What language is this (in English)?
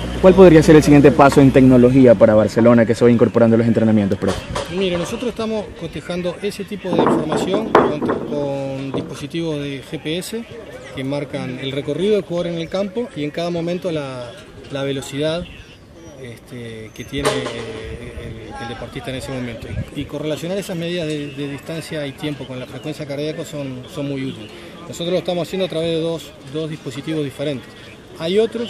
Spanish